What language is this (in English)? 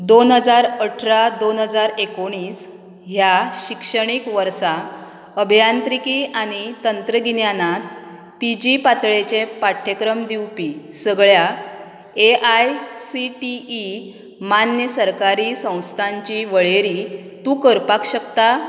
Konkani